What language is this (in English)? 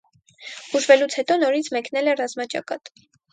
Armenian